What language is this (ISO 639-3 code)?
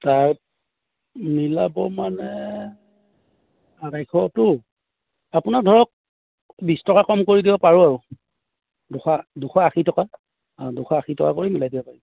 asm